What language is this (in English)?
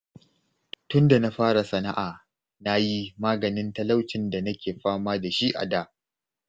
Hausa